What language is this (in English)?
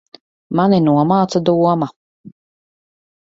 Latvian